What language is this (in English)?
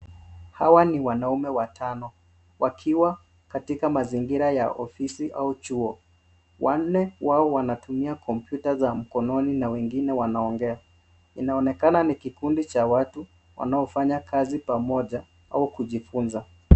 Swahili